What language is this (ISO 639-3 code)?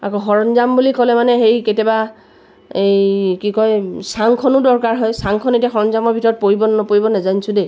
asm